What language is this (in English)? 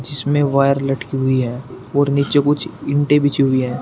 Hindi